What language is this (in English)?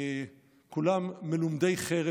Hebrew